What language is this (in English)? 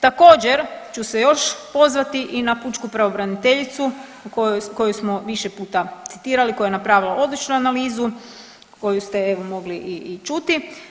Croatian